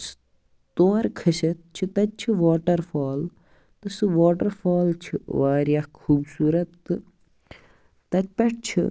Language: Kashmiri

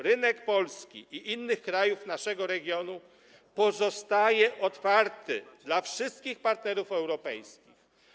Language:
Polish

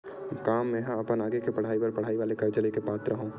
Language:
Chhattisgarhi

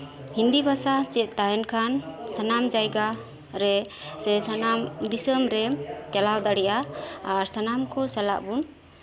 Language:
Santali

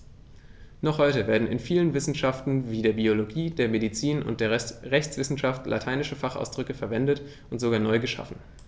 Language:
German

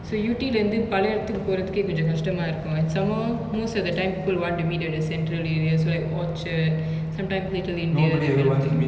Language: English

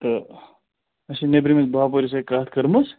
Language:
Kashmiri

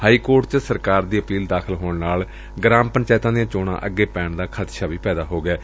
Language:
Punjabi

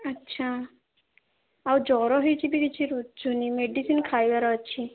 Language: Odia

